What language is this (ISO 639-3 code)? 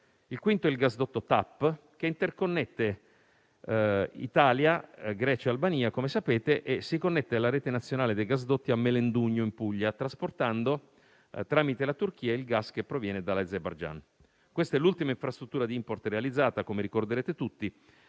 ita